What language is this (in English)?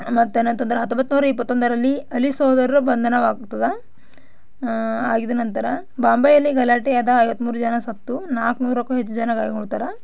Kannada